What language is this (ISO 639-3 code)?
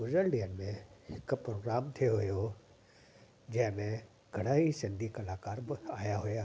snd